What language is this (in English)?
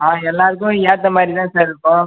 Tamil